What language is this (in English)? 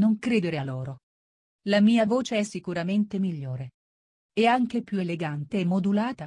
Italian